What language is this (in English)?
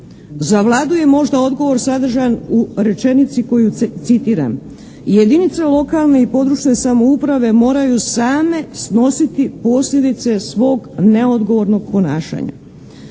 Croatian